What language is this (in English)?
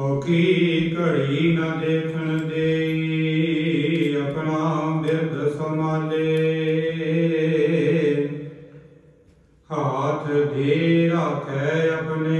Romanian